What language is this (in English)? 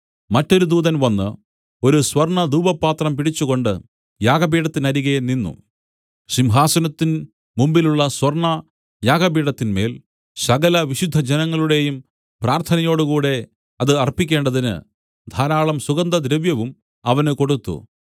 Malayalam